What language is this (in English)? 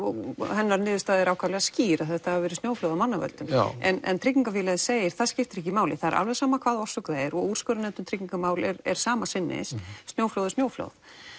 Icelandic